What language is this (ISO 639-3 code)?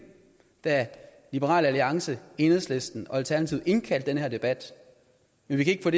dan